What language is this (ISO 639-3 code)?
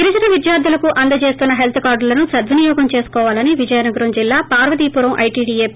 tel